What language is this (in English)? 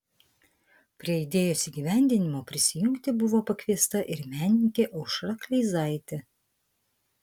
Lithuanian